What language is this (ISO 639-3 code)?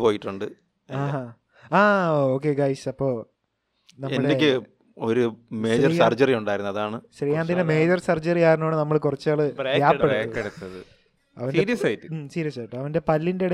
mal